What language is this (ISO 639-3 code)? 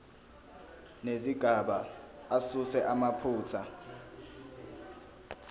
zul